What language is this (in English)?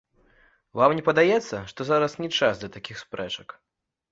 Belarusian